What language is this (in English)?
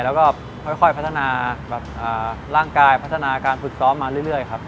Thai